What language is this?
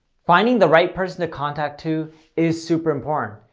English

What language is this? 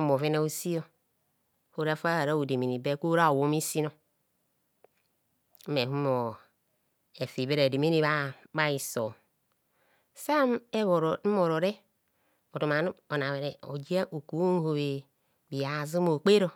Kohumono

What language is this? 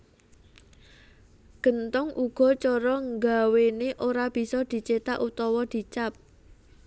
Javanese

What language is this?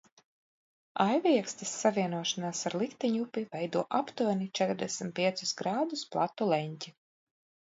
Latvian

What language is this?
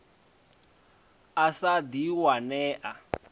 Venda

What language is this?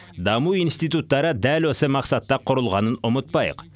Kazakh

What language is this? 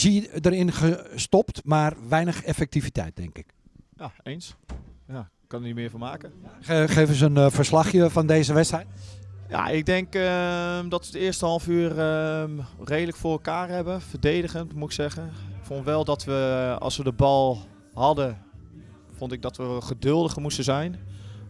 Dutch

